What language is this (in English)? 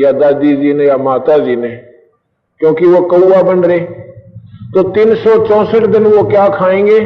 Hindi